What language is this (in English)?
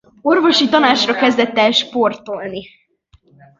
Hungarian